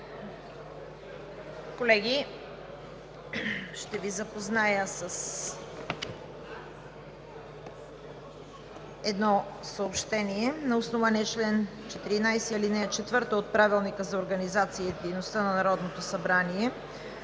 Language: Bulgarian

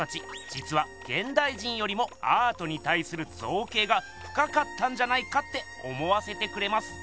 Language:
Japanese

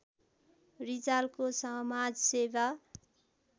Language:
Nepali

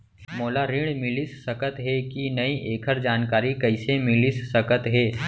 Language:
Chhattisgarhi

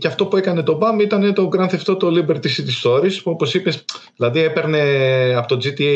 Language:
Greek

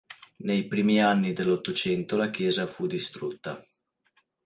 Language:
Italian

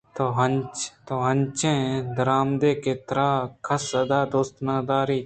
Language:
Eastern Balochi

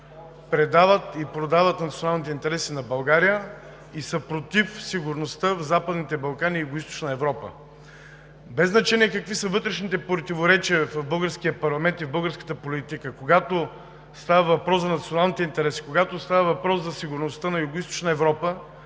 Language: Bulgarian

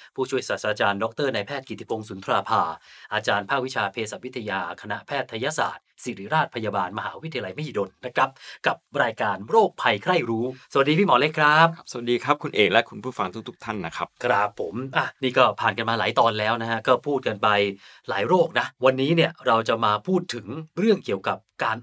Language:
Thai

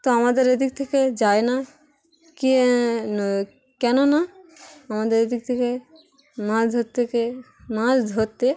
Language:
Bangla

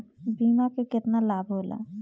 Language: Bhojpuri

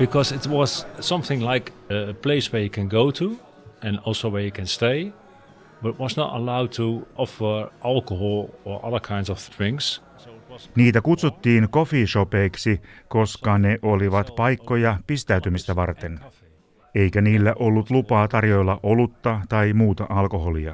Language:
Finnish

